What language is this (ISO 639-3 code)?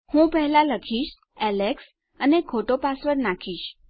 guj